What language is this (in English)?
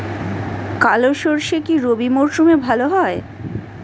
Bangla